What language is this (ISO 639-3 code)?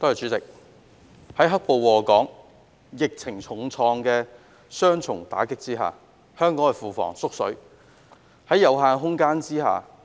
yue